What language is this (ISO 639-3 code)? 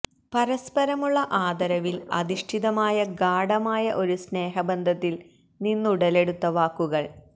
mal